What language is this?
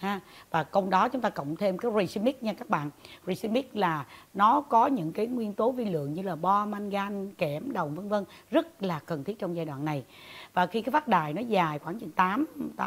Vietnamese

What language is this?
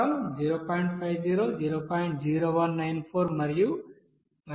Telugu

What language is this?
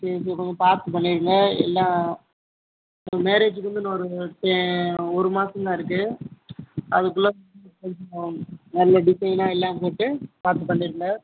Tamil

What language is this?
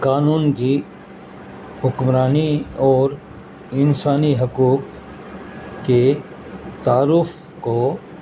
Urdu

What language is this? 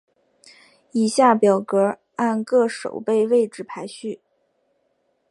Chinese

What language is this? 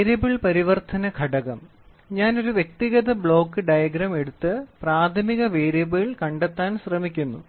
Malayalam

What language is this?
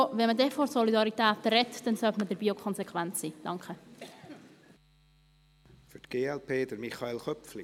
Swiss German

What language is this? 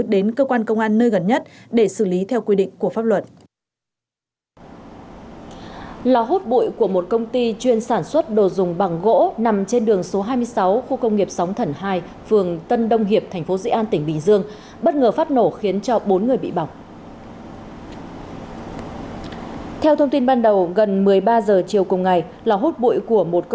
Vietnamese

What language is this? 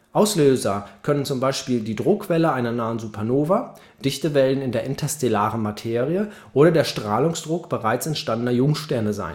German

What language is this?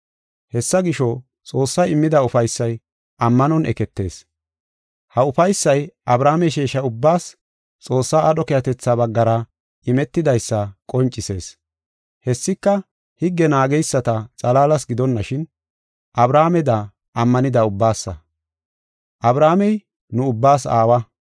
Gofa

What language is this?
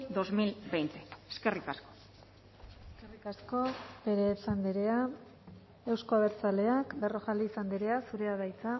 Basque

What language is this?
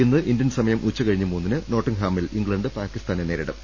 Malayalam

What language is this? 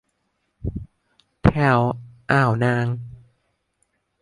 Thai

